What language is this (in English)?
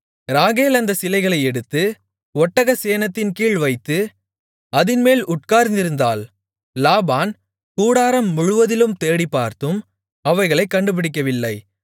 Tamil